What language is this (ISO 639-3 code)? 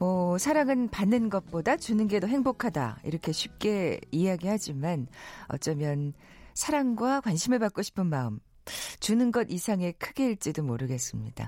kor